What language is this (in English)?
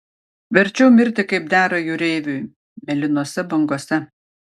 Lithuanian